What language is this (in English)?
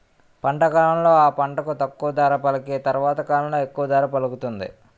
Telugu